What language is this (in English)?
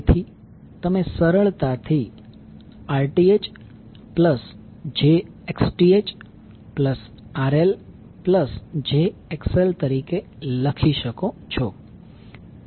Gujarati